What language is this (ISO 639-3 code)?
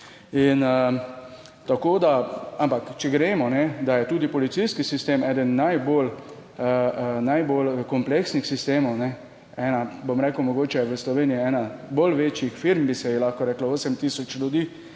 slv